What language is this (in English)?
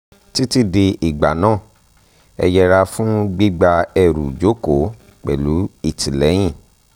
Yoruba